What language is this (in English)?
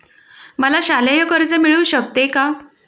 Marathi